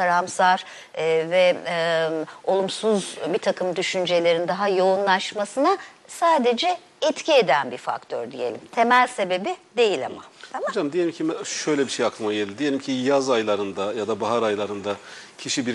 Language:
Turkish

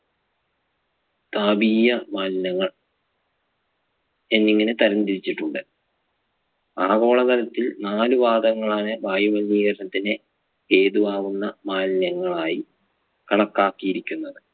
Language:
Malayalam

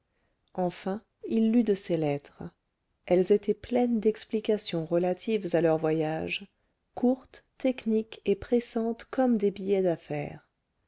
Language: French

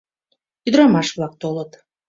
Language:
Mari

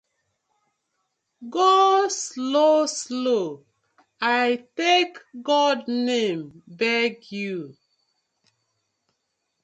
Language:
Nigerian Pidgin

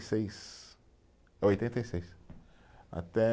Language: Portuguese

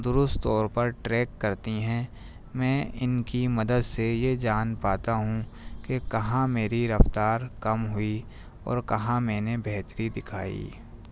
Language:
Urdu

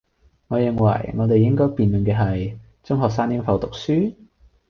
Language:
Cantonese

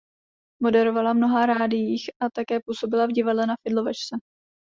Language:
Czech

